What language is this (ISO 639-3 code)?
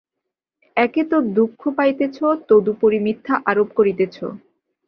ben